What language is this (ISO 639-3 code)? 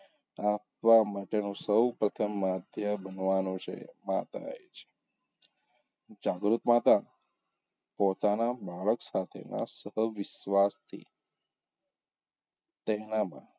guj